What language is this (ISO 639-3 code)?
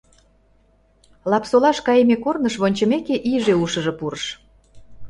chm